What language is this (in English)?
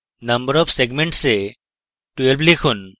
Bangla